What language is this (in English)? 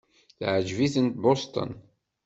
Kabyle